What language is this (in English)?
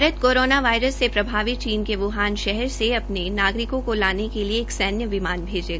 Hindi